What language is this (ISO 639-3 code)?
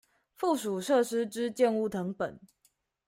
zho